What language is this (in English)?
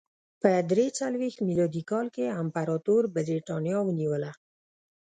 Pashto